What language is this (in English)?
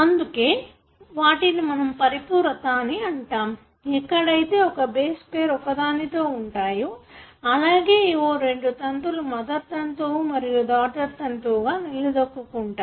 Telugu